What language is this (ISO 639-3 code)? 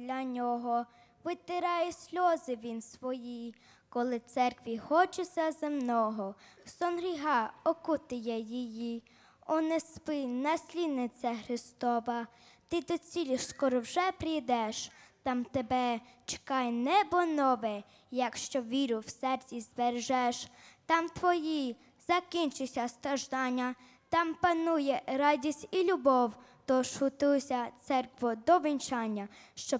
ukr